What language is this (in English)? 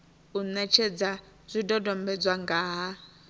Venda